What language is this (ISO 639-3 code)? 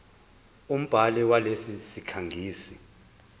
zul